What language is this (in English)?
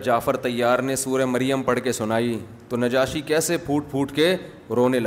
Urdu